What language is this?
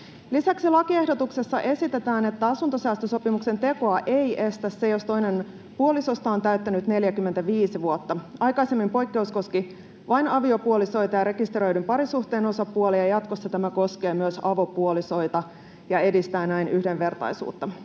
Finnish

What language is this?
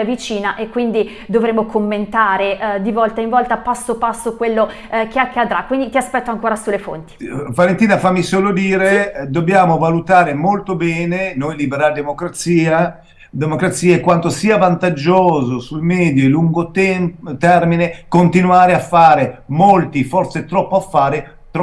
Italian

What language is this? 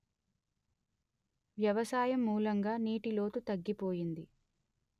Telugu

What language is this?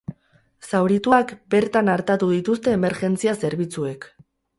Basque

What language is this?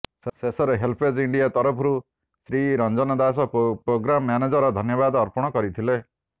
Odia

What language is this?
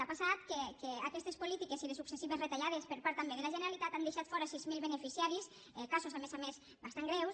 Catalan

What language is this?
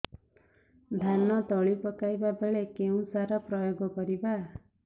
Odia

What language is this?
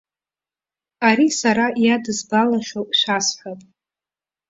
Abkhazian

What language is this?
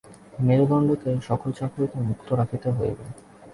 Bangla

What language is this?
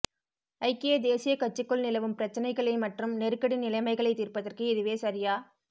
Tamil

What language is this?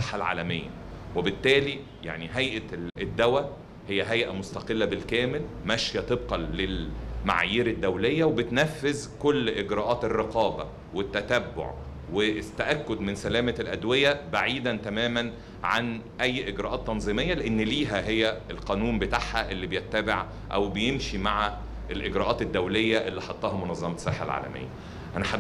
Arabic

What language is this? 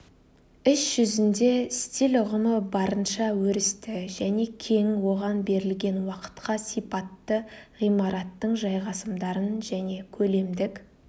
Kazakh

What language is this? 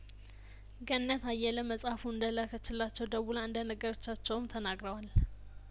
Amharic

